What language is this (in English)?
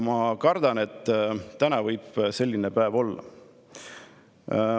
Estonian